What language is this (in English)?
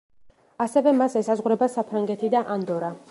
Georgian